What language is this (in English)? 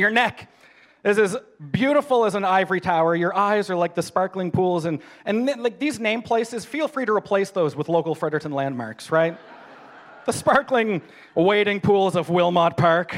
English